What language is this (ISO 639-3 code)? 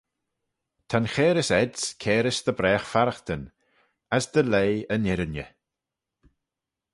glv